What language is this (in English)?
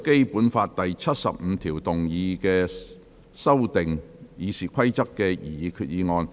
Cantonese